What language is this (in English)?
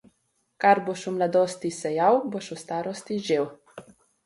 Slovenian